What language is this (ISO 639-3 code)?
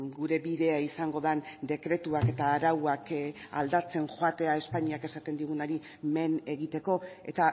eus